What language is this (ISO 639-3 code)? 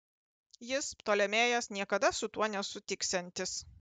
lit